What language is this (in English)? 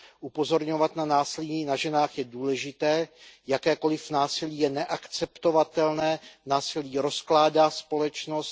Czech